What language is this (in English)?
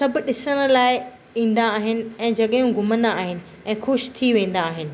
Sindhi